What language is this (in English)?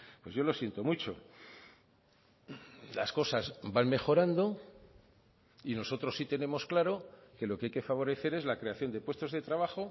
Spanish